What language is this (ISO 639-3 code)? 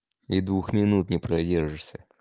rus